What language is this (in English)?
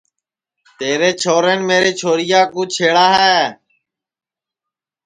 Sansi